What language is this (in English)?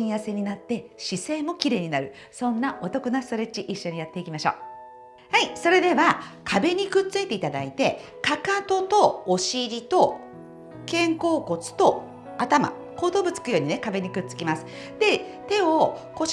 Japanese